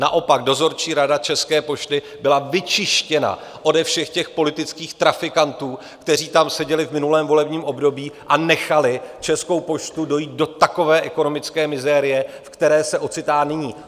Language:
Czech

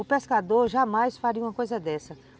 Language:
Portuguese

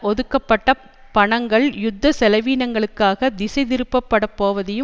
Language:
Tamil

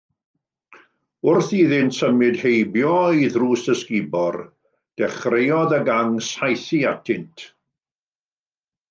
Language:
Welsh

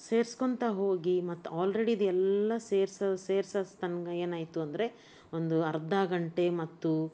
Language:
Kannada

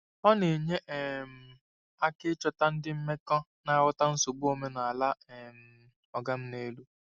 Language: Igbo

